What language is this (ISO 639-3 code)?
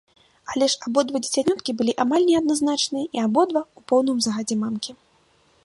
bel